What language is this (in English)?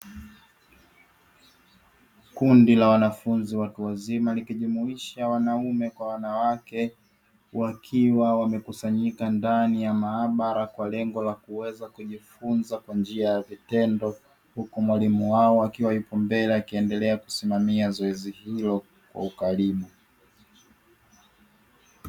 Swahili